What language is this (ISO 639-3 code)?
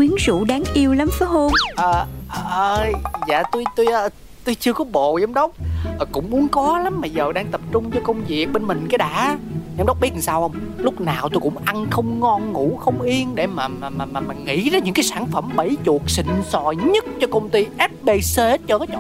vie